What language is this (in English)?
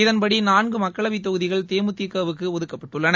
Tamil